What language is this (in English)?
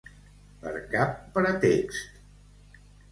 Catalan